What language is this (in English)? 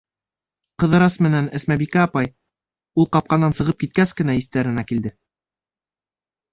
Bashkir